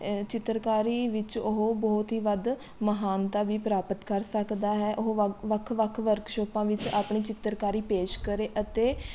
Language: Punjabi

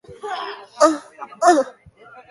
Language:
Basque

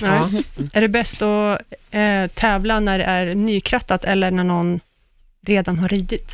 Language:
Swedish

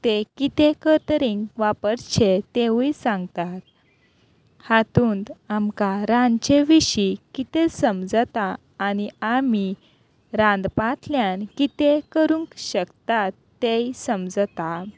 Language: Konkani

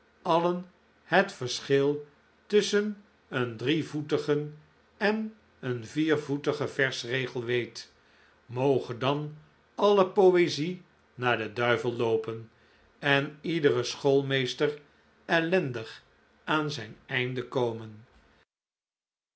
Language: Dutch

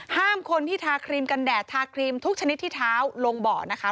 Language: Thai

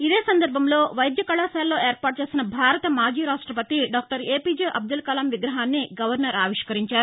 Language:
Telugu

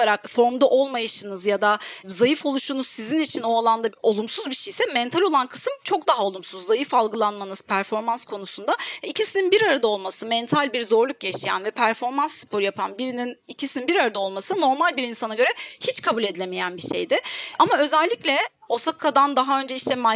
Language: Turkish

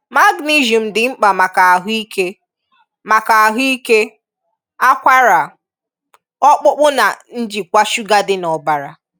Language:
Igbo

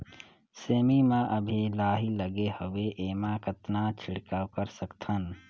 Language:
Chhattisgarhi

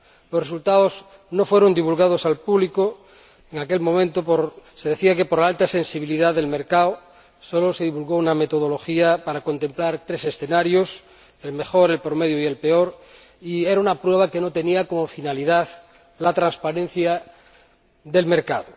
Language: Spanish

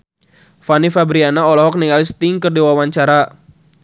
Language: Sundanese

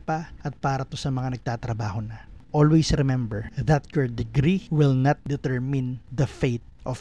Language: Filipino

